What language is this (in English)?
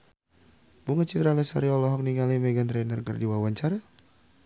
Sundanese